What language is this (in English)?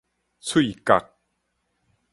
Min Nan Chinese